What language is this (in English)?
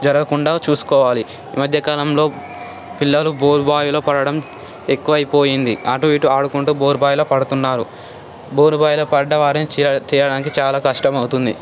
Telugu